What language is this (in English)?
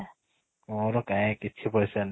Odia